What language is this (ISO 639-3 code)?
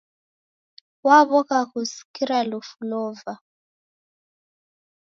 dav